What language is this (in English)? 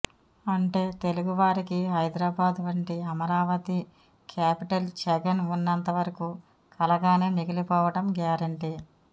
Telugu